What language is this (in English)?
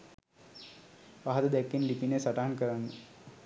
Sinhala